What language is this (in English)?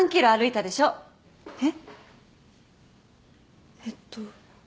Japanese